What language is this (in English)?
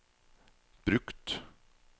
Norwegian